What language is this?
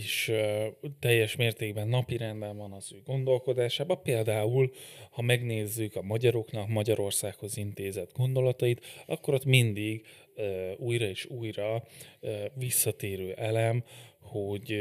Hungarian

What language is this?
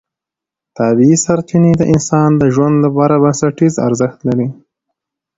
Pashto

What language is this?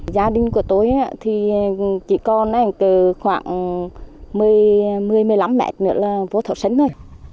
Vietnamese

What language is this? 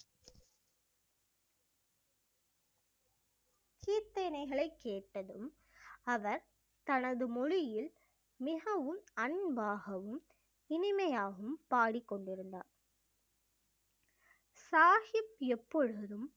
Tamil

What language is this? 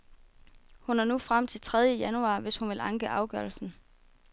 Danish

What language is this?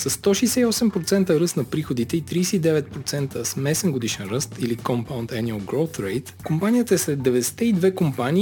Bulgarian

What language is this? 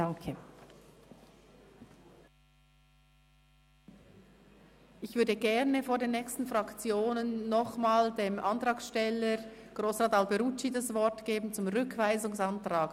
Swiss German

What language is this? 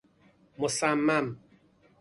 Persian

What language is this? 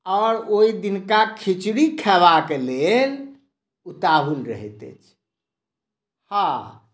Maithili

